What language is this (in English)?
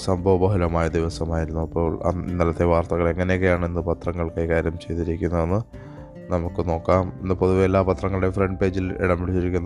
Malayalam